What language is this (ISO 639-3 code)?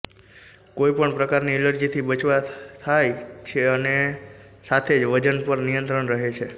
guj